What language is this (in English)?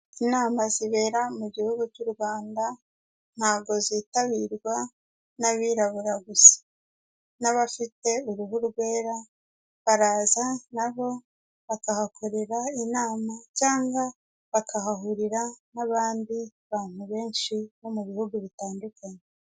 Kinyarwanda